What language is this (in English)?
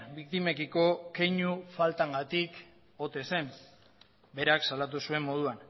Basque